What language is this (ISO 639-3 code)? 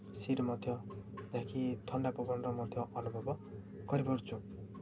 ori